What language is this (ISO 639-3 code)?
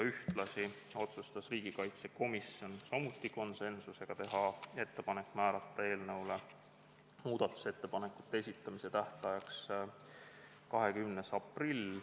est